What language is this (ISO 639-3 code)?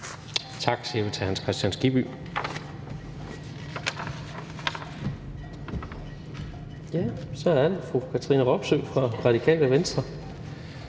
dan